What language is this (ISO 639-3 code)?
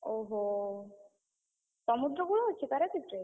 ori